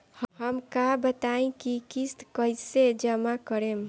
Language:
Bhojpuri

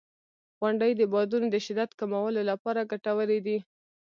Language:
Pashto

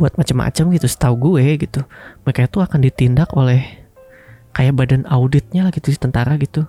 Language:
Indonesian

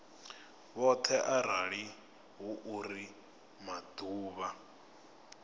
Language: Venda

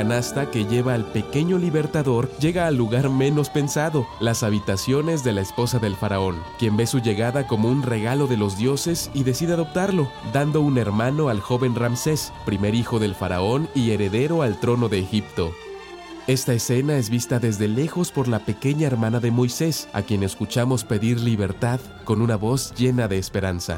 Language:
Spanish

